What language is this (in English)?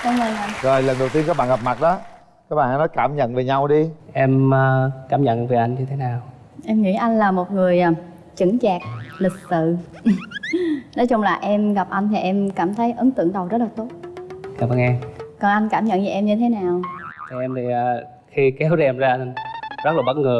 Vietnamese